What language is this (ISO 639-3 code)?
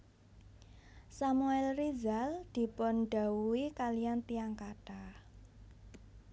jav